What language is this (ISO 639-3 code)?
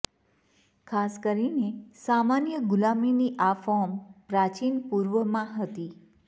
guj